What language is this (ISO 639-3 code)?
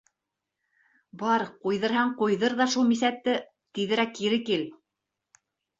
bak